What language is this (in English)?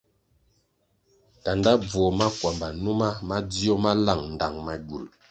Kwasio